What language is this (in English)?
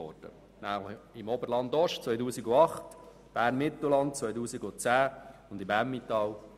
Swiss German